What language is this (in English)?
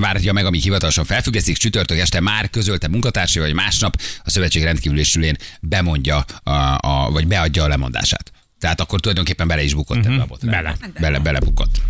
Hungarian